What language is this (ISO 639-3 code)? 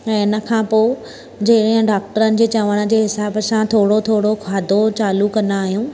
snd